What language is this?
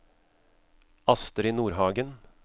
Norwegian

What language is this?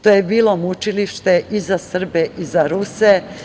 Serbian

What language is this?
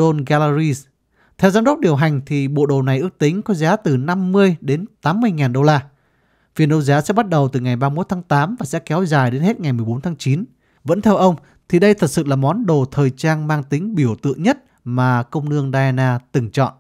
Vietnamese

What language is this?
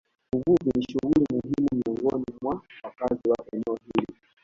Swahili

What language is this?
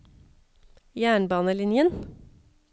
Norwegian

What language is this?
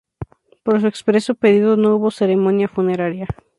Spanish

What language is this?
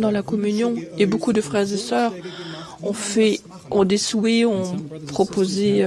French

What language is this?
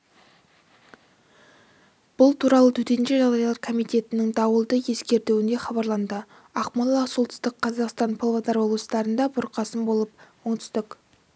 Kazakh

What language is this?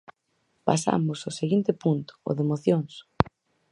Galician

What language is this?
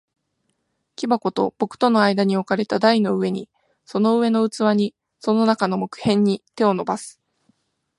Japanese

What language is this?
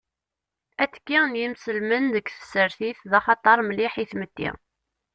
Kabyle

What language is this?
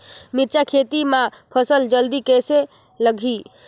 Chhattisgarhi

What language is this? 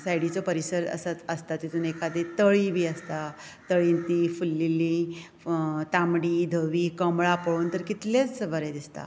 Konkani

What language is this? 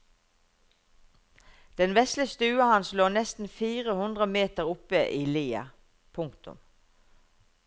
Norwegian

